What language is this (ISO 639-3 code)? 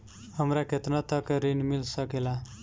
bho